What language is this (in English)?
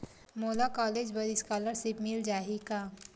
Chhattisgarhi